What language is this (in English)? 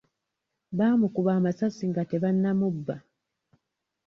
Ganda